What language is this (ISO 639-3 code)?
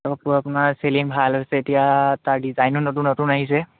asm